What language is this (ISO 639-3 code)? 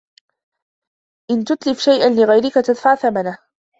ara